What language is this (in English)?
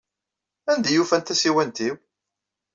Kabyle